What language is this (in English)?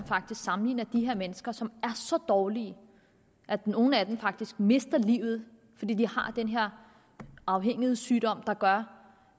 Danish